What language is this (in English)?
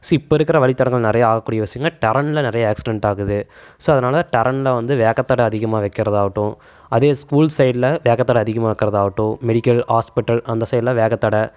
Tamil